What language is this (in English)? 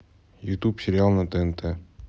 Russian